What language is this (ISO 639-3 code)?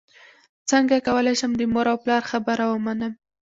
pus